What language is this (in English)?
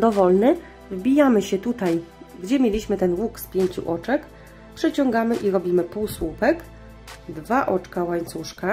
Polish